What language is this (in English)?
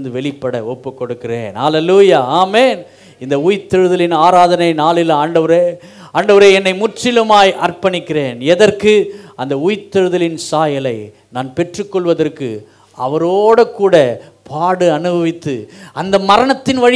Tamil